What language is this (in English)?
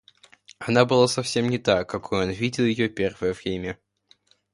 Russian